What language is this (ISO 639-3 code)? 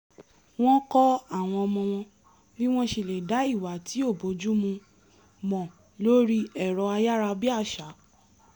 yor